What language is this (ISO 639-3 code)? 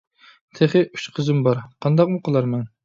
uig